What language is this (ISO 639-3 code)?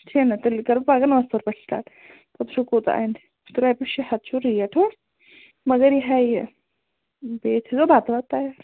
kas